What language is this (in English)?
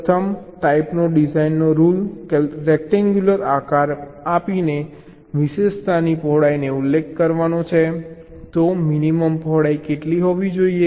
Gujarati